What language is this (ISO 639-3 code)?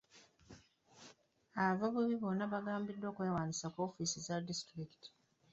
lug